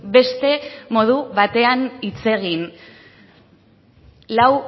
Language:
Basque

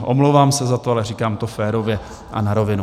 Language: Czech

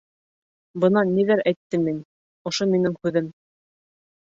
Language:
Bashkir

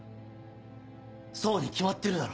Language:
Japanese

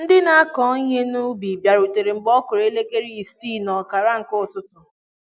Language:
Igbo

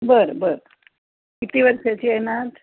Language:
Marathi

